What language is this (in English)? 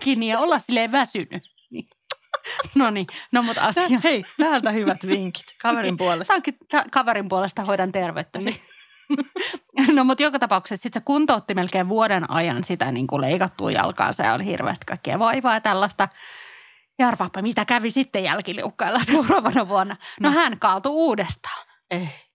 Finnish